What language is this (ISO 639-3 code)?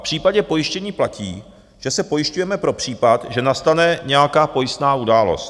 ces